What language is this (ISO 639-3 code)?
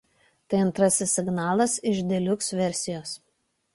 lit